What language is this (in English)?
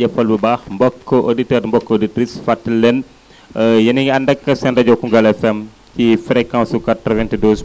Wolof